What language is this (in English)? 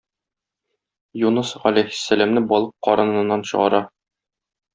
Tatar